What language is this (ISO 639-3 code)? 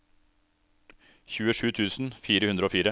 nor